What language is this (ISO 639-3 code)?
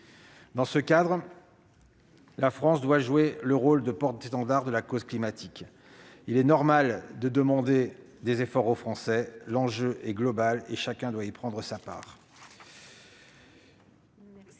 fra